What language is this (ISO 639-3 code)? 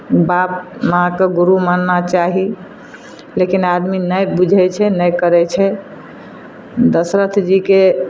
mai